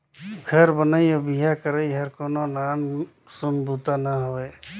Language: Chhattisgarhi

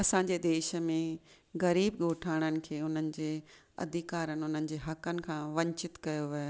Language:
Sindhi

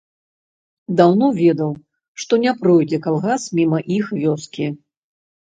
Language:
Belarusian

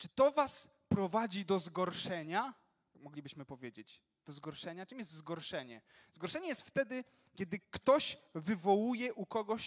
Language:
Polish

